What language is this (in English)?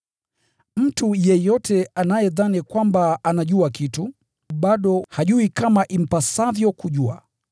Swahili